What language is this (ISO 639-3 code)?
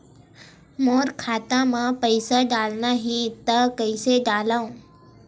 hne